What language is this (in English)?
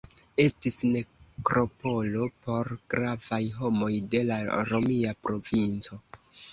Esperanto